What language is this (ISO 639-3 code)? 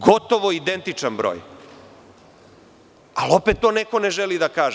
srp